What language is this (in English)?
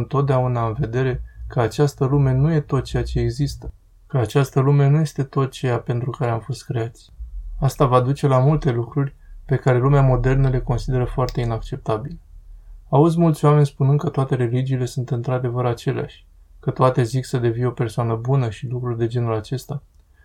Romanian